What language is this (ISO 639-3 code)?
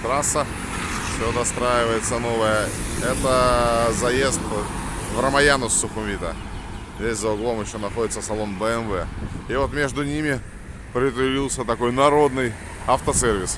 rus